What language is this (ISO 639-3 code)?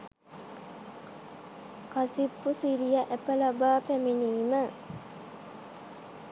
sin